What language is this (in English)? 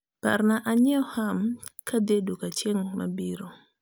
Luo (Kenya and Tanzania)